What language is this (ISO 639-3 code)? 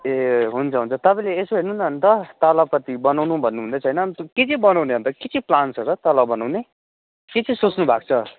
nep